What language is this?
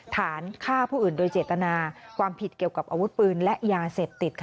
Thai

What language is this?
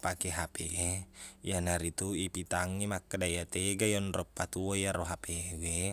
Buginese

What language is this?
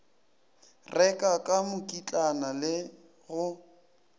Northern Sotho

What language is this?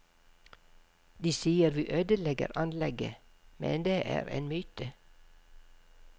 Norwegian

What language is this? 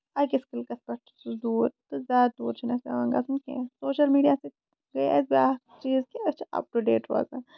Kashmiri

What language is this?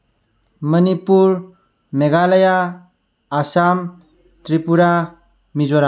Manipuri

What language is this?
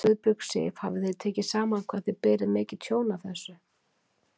Icelandic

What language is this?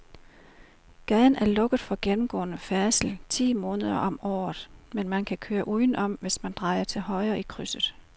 Danish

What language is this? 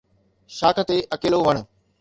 Sindhi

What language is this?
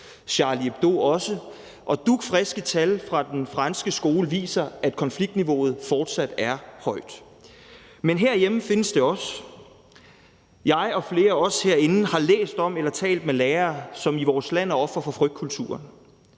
Danish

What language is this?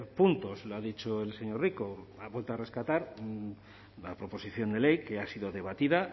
Spanish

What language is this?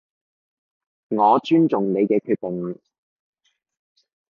Cantonese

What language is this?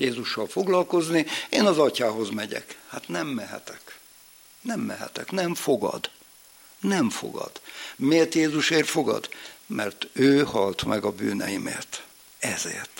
Hungarian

